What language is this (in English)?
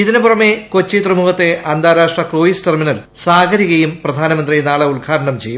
Malayalam